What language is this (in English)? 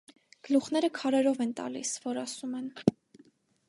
Armenian